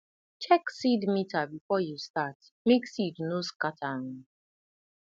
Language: Nigerian Pidgin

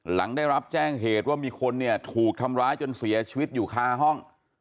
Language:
Thai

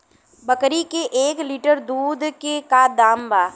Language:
Bhojpuri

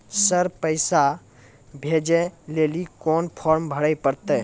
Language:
Maithili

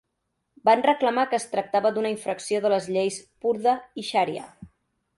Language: Catalan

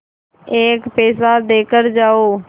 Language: Hindi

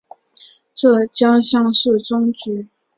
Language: Chinese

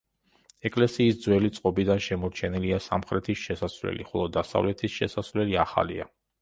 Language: Georgian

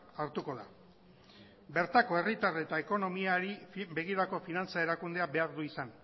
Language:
Basque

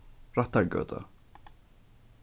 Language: Faroese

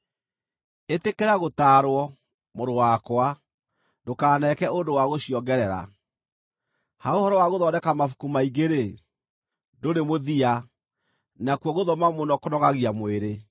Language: Kikuyu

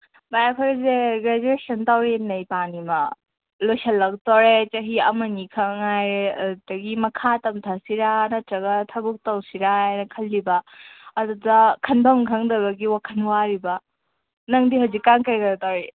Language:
Manipuri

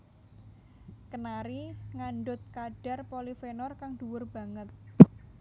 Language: Javanese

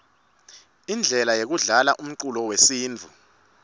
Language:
Swati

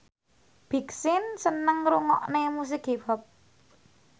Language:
Javanese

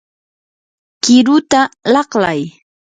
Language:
Yanahuanca Pasco Quechua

